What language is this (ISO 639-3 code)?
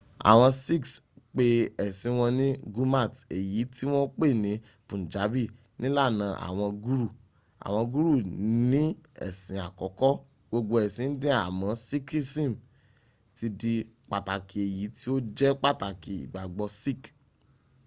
yor